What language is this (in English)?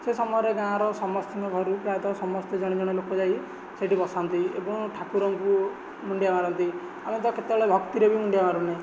Odia